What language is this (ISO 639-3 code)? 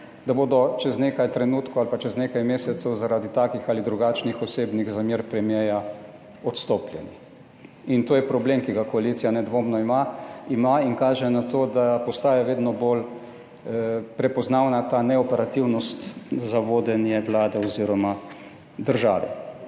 slv